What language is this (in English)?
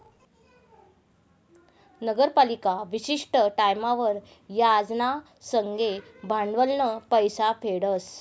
Marathi